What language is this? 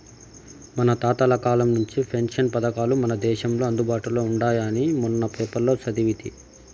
Telugu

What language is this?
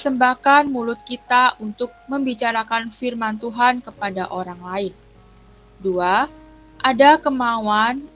Indonesian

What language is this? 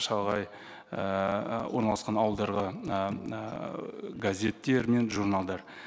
Kazakh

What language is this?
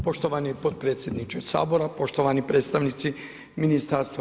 Croatian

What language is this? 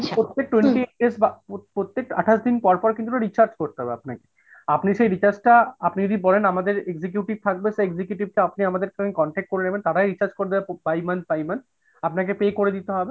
Bangla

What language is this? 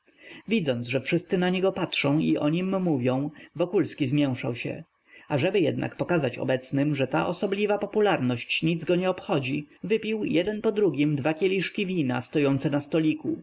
Polish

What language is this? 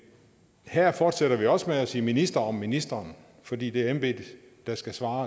Danish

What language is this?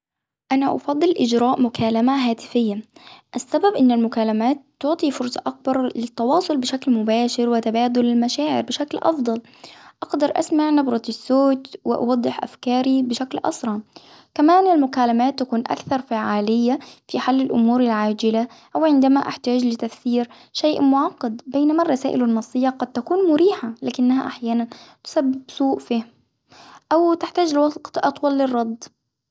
Hijazi Arabic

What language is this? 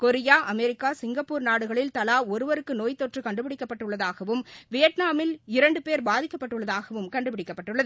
Tamil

